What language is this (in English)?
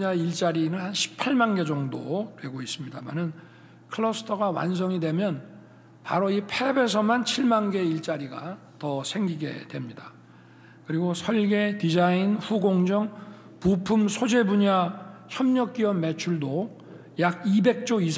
Korean